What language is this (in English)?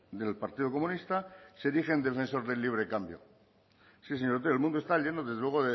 Spanish